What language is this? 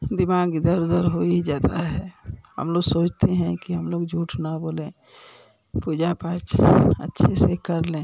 Hindi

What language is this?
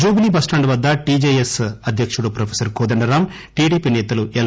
Telugu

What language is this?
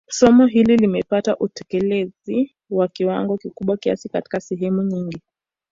Swahili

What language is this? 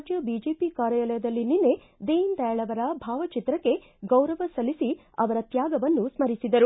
Kannada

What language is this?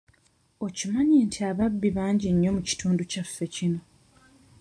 Ganda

